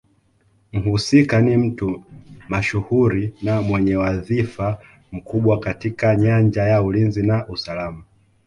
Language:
Swahili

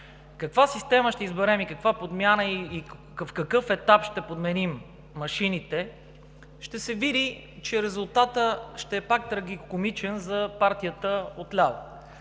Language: Bulgarian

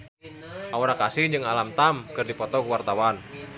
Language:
Sundanese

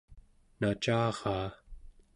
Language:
Central Yupik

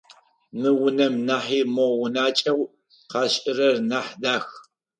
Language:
Adyghe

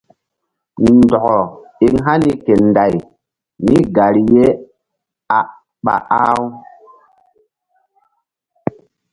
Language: Mbum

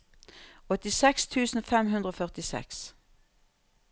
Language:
Norwegian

